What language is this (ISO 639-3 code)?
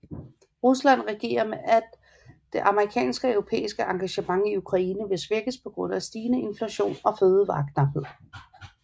dan